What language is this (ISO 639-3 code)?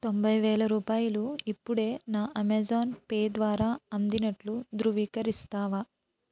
tel